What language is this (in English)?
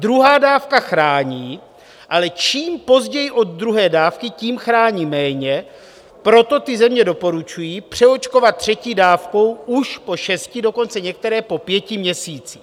Czech